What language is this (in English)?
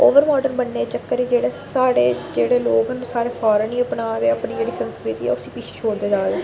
Dogri